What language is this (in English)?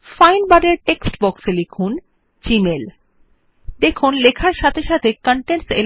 Bangla